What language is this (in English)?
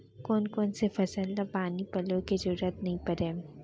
Chhattisgarhi